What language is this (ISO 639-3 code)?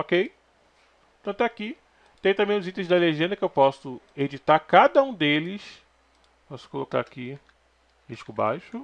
por